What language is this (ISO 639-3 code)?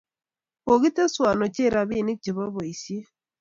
kln